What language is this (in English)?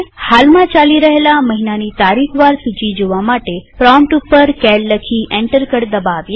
Gujarati